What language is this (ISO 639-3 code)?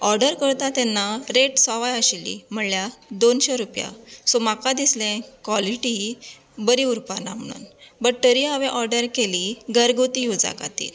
kok